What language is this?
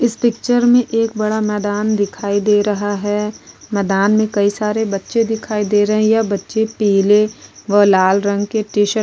Hindi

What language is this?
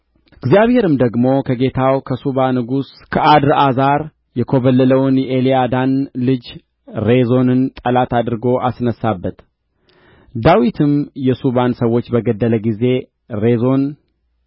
Amharic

